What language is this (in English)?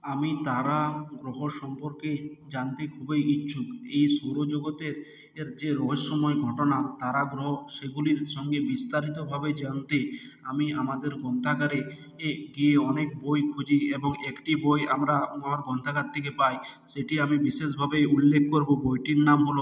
Bangla